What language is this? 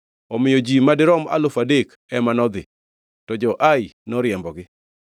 Luo (Kenya and Tanzania)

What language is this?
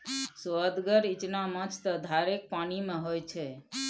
Maithili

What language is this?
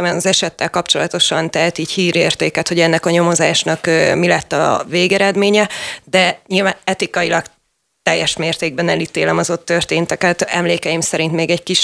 Hungarian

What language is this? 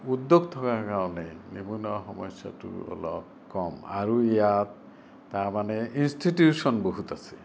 Assamese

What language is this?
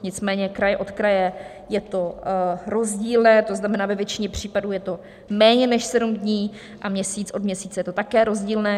Czech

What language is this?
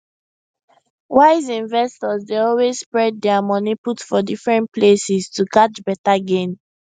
Nigerian Pidgin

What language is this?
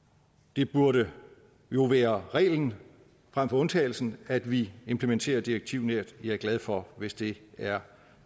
Danish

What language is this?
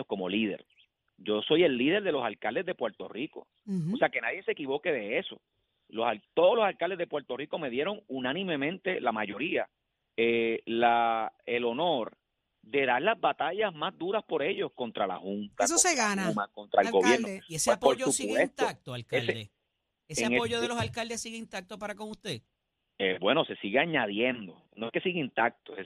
Spanish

